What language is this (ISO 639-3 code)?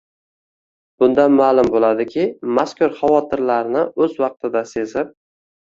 uzb